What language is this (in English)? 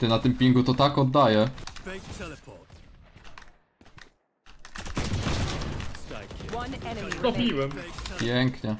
Polish